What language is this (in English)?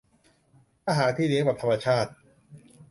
Thai